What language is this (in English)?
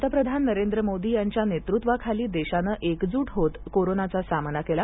Marathi